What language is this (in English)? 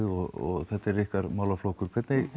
Icelandic